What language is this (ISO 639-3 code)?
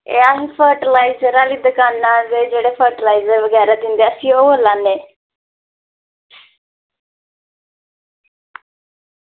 doi